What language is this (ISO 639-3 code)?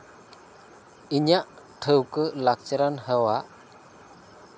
sat